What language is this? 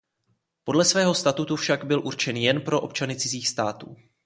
Czech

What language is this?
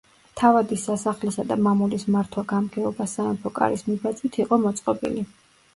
Georgian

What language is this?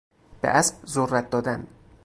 Persian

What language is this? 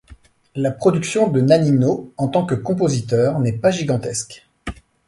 French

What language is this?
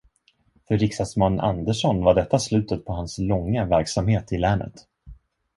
Swedish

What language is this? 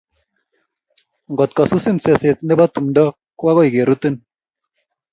Kalenjin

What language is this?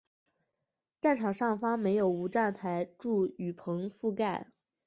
Chinese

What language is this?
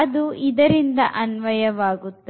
Kannada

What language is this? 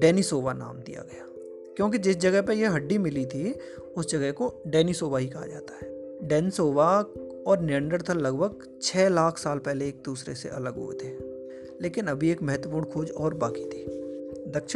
Hindi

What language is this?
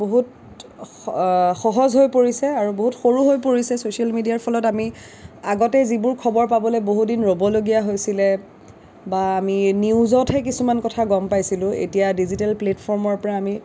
Assamese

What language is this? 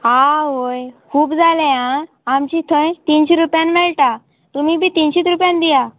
Konkani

